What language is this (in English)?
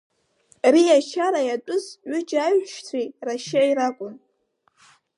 Abkhazian